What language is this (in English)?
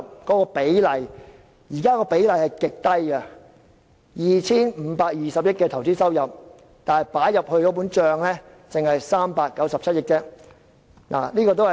Cantonese